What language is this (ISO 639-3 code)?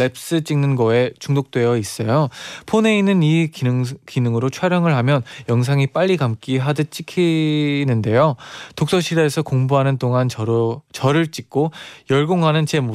kor